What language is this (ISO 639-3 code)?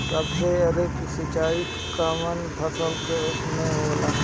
bho